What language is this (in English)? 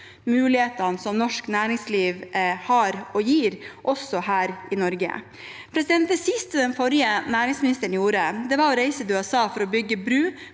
Norwegian